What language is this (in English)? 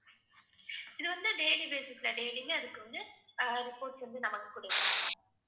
Tamil